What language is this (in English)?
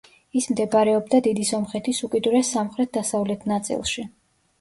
Georgian